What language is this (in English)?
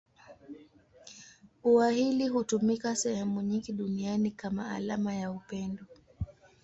Swahili